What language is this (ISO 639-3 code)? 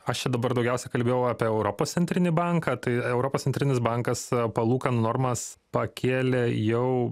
lit